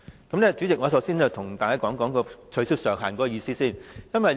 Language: Cantonese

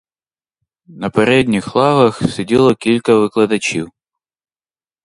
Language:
Ukrainian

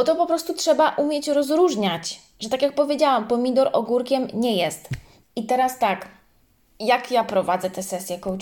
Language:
Polish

